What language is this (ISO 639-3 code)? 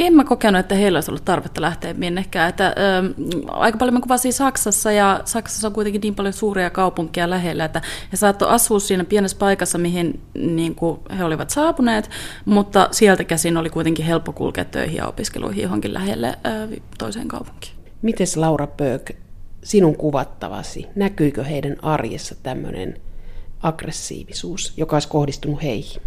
fin